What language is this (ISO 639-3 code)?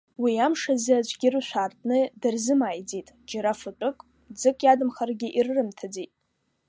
abk